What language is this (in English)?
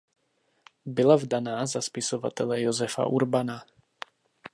Czech